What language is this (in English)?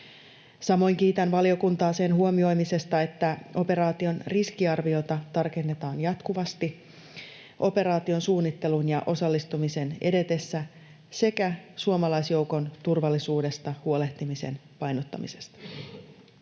Finnish